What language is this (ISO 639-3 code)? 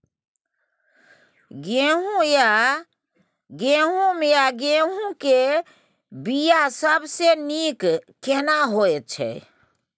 mai